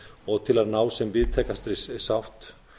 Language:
Icelandic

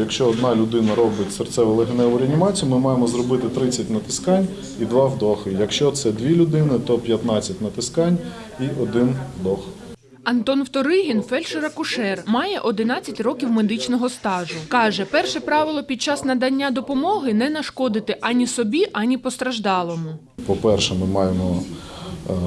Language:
Ukrainian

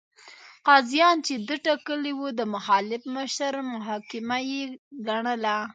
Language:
Pashto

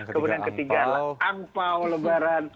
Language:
Indonesian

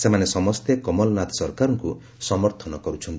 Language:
Odia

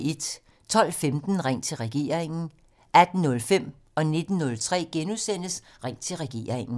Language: Danish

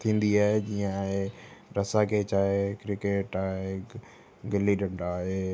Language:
Sindhi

